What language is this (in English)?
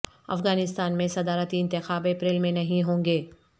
Urdu